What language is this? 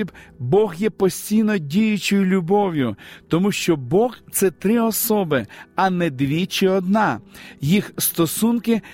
Ukrainian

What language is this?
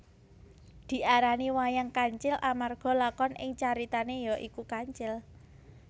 Javanese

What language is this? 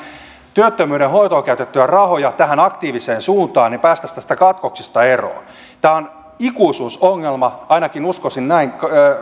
Finnish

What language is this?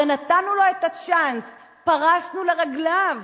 Hebrew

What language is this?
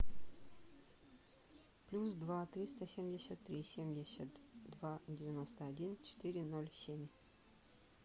Russian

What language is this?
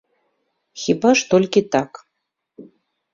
Belarusian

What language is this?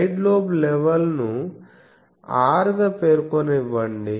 Telugu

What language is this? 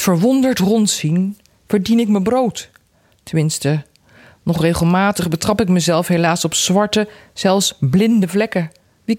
Dutch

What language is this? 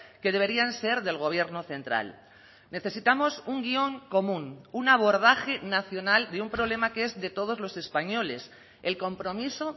Spanish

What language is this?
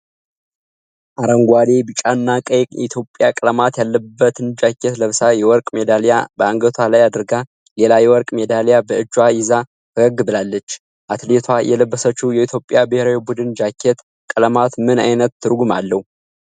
Amharic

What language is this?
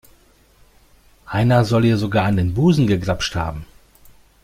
German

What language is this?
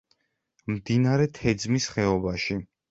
Georgian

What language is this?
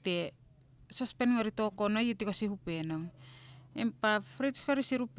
Siwai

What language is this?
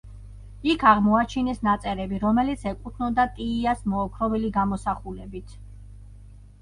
Georgian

